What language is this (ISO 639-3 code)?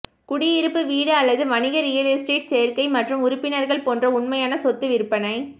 tam